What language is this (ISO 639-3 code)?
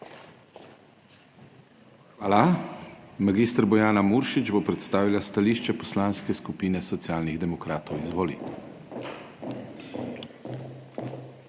slv